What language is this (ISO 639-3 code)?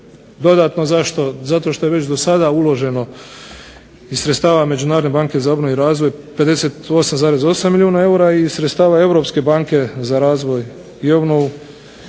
hrv